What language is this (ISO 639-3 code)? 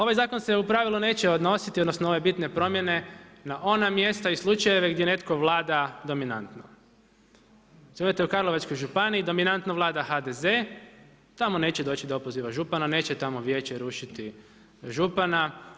hrv